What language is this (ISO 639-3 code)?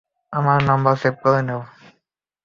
ben